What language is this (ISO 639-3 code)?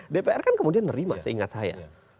ind